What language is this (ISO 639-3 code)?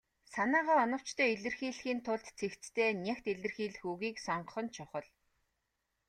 mon